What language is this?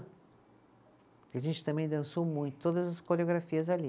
Portuguese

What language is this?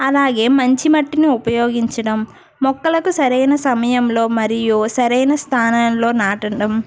Telugu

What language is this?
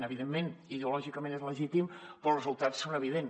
Catalan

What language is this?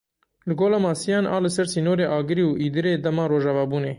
Kurdish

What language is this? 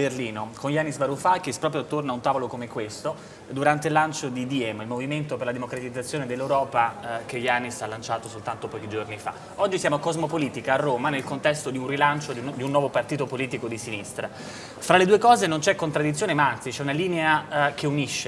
Italian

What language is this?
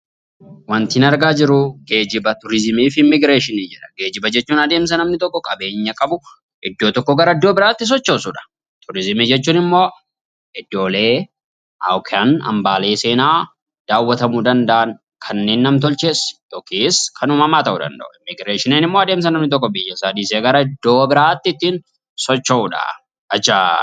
Oromo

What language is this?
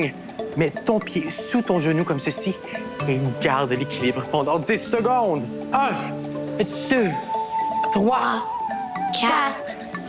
French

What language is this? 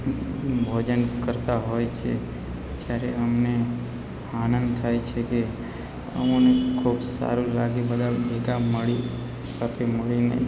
Gujarati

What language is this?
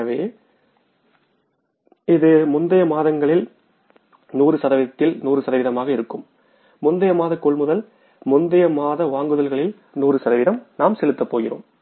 Tamil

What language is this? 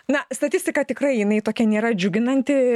Lithuanian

